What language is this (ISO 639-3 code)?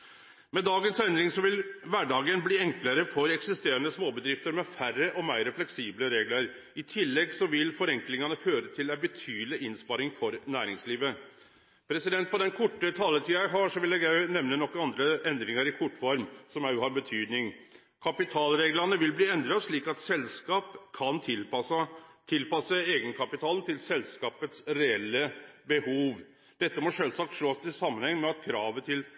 nno